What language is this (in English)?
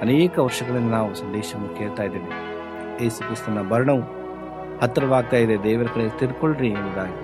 Kannada